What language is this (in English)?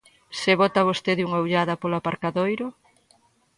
Galician